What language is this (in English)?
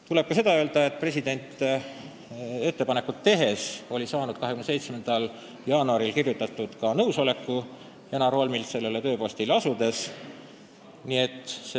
Estonian